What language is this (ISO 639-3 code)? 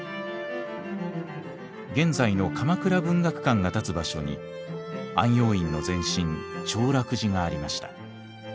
jpn